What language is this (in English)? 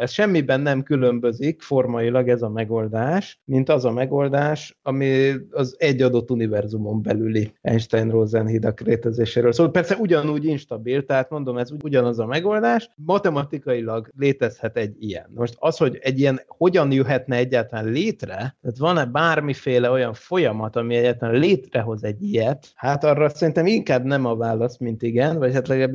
Hungarian